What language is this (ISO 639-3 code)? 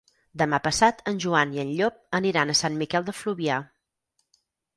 cat